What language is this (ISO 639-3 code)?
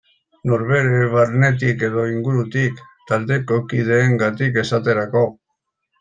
eus